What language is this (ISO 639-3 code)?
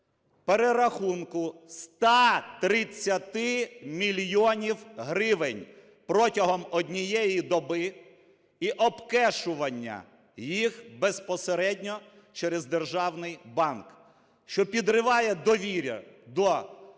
ukr